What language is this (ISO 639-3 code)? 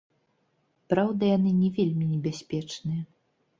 bel